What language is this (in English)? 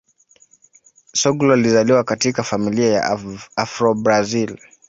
Swahili